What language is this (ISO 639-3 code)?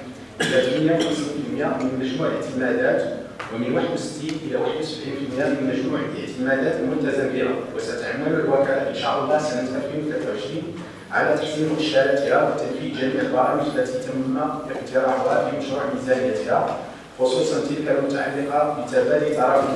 ara